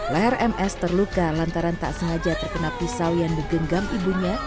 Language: Indonesian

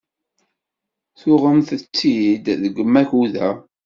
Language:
Kabyle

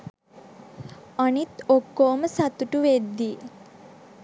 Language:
Sinhala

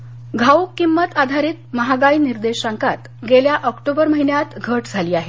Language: Marathi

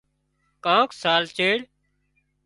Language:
Wadiyara Koli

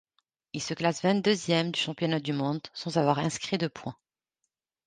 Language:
French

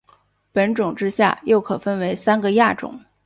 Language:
Chinese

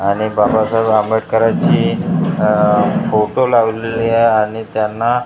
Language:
Marathi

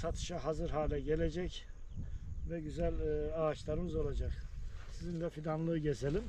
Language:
Turkish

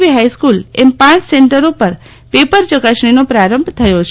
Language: Gujarati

